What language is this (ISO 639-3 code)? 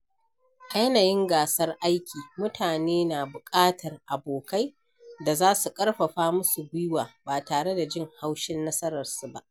hau